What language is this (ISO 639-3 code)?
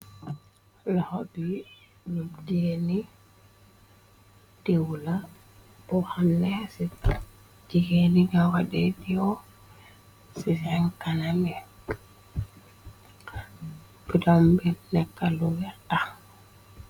wol